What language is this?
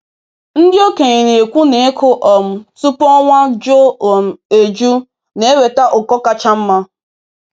Igbo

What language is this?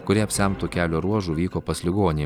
Lithuanian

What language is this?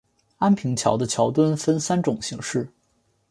Chinese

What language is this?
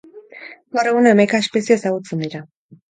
Basque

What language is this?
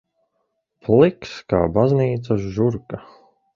Latvian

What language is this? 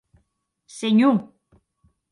Occitan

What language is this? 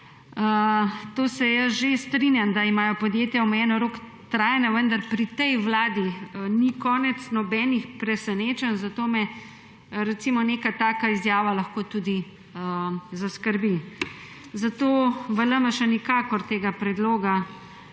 Slovenian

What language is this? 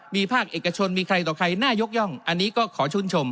Thai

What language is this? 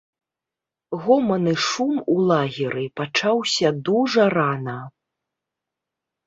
Belarusian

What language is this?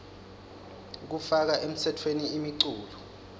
Swati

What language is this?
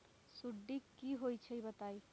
Magahi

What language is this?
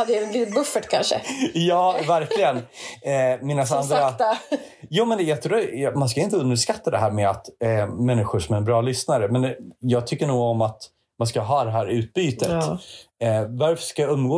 Swedish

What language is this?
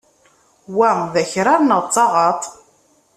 Kabyle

